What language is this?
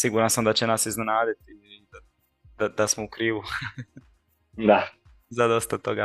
Croatian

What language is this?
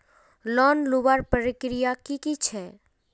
Magahi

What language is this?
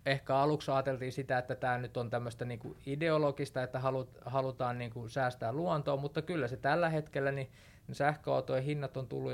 Finnish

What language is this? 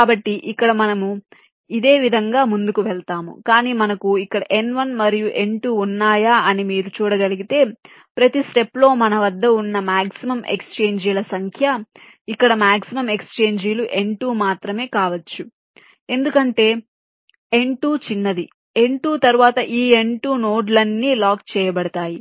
Telugu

